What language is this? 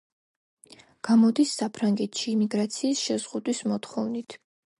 Georgian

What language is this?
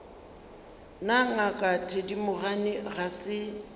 Northern Sotho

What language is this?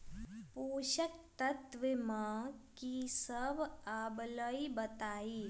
Magahi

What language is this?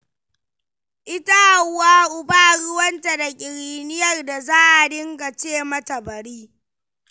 Hausa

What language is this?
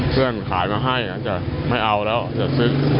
Thai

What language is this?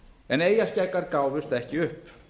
Icelandic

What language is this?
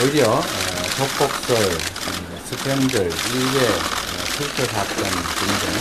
Korean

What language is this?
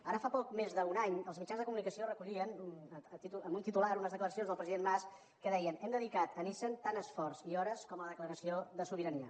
Catalan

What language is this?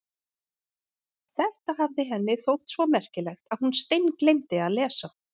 Icelandic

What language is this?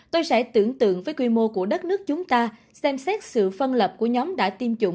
Vietnamese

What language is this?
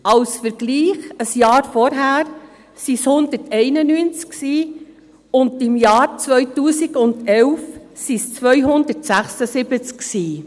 Swiss German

